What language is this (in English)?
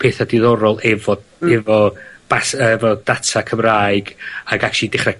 Welsh